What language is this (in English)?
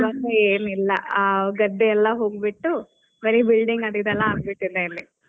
Kannada